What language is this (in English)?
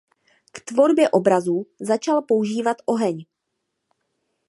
Czech